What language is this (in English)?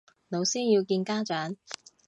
Cantonese